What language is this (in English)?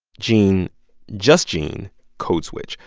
English